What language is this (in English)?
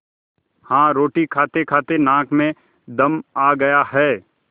Hindi